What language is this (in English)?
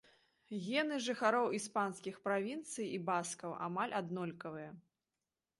Belarusian